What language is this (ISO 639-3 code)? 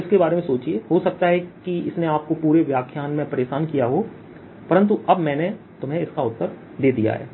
hin